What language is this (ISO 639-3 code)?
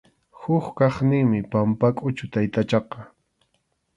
qxu